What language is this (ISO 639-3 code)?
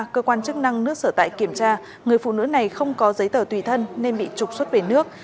vie